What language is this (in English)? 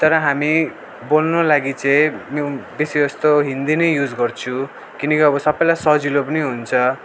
Nepali